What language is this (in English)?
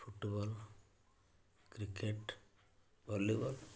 Odia